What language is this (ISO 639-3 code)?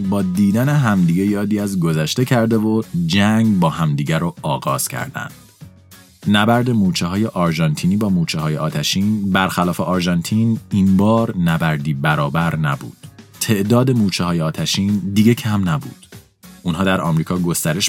fas